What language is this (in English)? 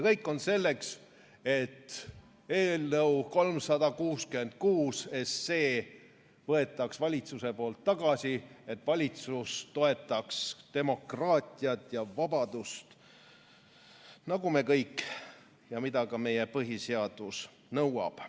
Estonian